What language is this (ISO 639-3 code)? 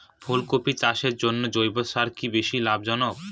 ben